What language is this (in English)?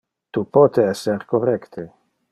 Interlingua